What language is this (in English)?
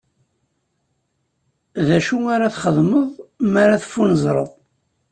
Kabyle